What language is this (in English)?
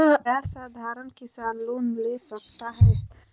Magahi